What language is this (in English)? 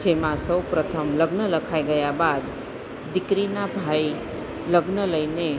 Gujarati